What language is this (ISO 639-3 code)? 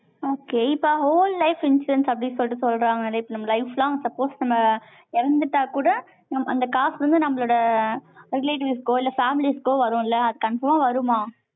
tam